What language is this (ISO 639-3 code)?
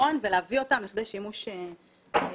heb